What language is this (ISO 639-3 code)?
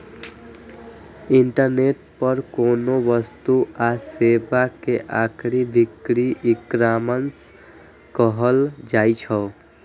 mai